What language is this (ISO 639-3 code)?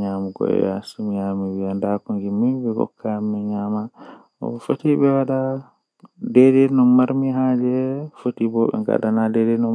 fuh